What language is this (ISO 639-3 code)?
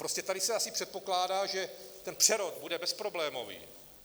ces